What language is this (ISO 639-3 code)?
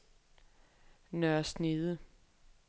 dan